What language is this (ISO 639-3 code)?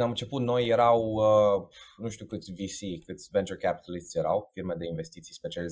ron